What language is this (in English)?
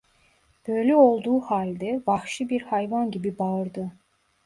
Turkish